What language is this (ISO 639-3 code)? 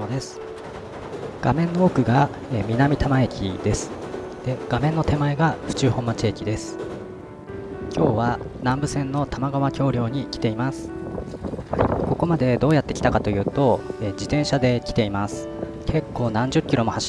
jpn